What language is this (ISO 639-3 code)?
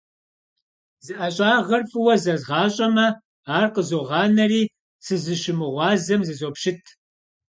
kbd